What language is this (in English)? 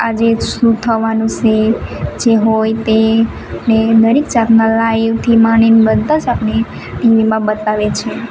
Gujarati